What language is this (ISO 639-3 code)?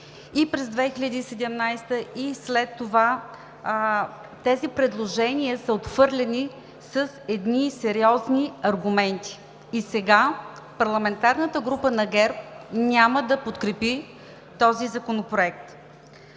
bul